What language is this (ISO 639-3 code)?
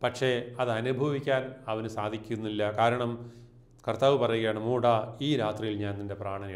mal